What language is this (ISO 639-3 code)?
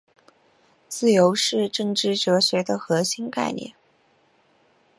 zho